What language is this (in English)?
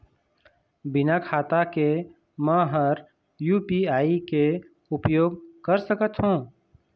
Chhattisgarhi